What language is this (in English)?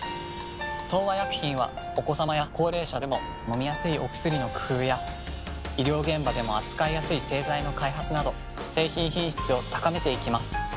Japanese